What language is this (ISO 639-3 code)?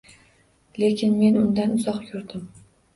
uzb